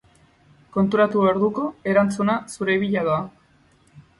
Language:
Basque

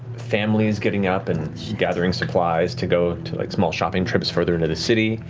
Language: English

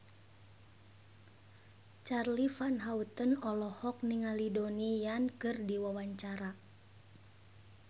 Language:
Sundanese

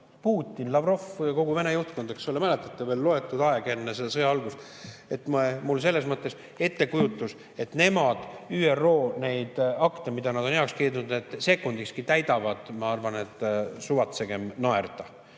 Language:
Estonian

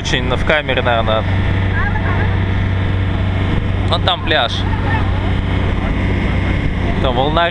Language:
Russian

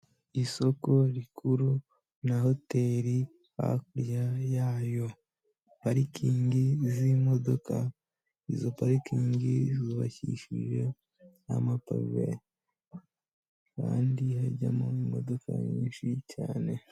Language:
Kinyarwanda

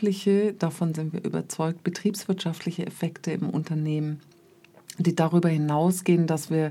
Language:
German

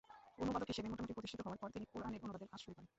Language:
Bangla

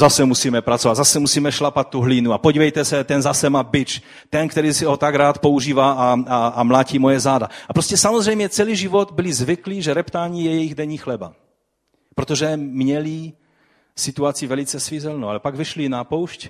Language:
Czech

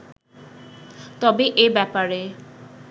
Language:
Bangla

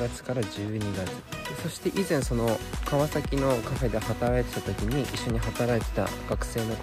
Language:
Japanese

